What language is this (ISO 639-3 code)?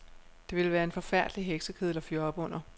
dan